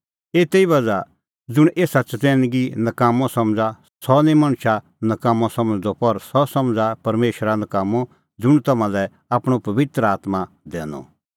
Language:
Kullu Pahari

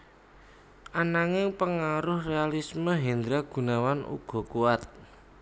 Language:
Javanese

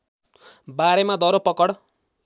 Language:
Nepali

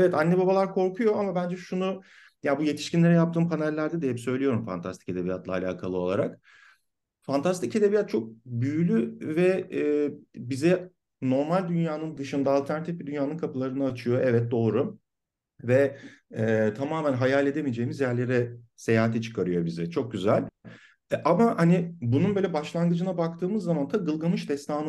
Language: Turkish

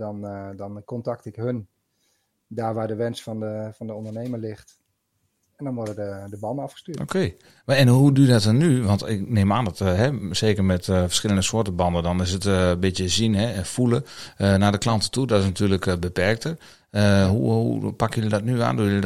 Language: Dutch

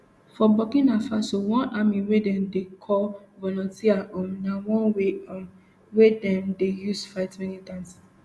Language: Nigerian Pidgin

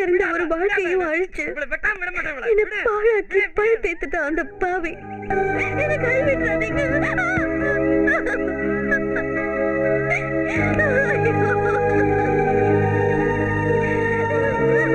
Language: Tamil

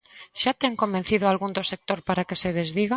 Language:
Galician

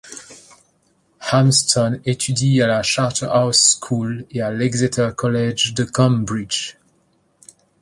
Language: French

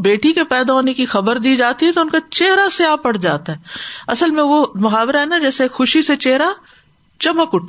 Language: Urdu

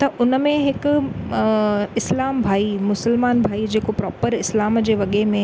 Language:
Sindhi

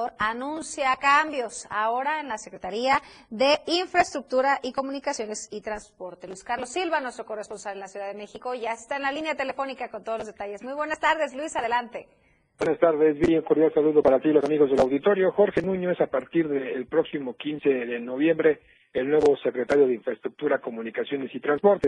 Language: Spanish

